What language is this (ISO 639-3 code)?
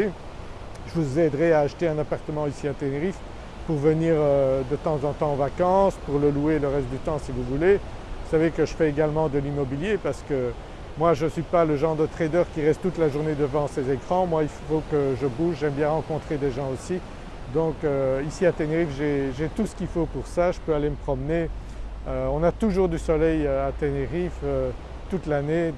fra